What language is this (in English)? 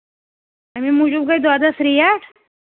Kashmiri